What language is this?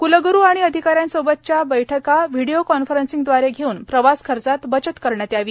Marathi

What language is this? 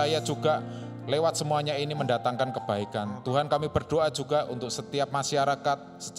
Indonesian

